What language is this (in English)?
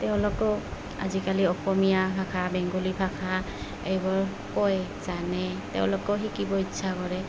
Assamese